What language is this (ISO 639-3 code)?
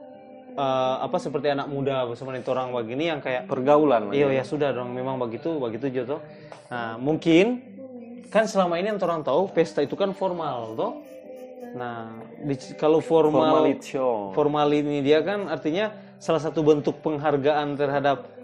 ind